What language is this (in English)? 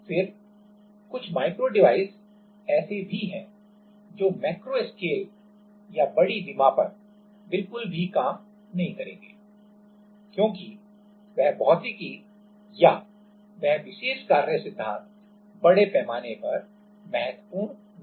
Hindi